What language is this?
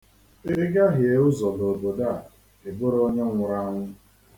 Igbo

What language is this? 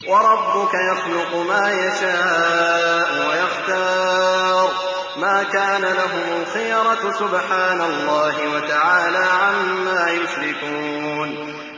Arabic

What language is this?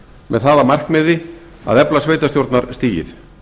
Icelandic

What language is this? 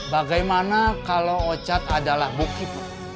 Indonesian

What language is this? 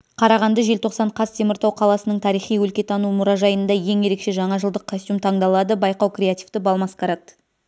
Kazakh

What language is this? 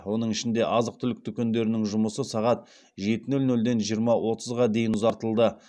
Kazakh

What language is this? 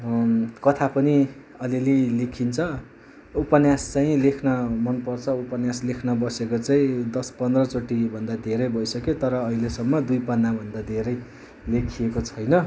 Nepali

